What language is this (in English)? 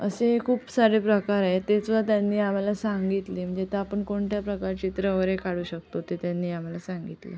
Marathi